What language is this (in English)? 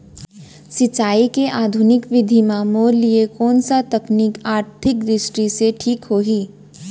Chhattisgarhi